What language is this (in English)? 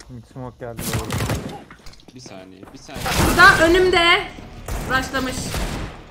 Turkish